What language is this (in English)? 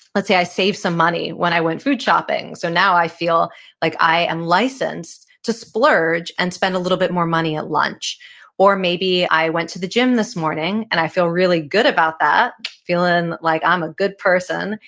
English